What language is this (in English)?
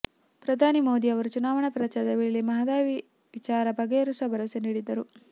Kannada